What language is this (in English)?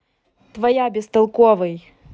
Russian